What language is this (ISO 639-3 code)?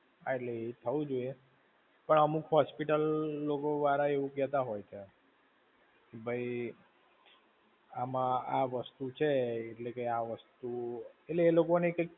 guj